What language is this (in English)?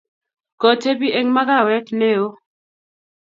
Kalenjin